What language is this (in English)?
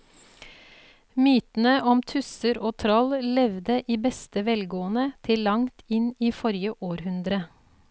Norwegian